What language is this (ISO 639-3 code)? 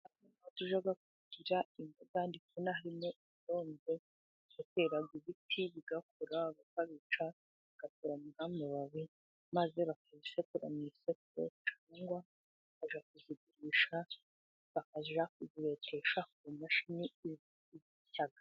kin